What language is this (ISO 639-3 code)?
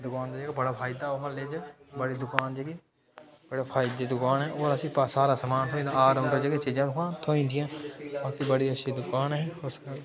doi